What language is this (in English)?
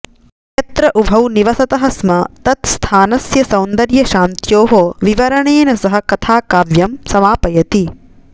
Sanskrit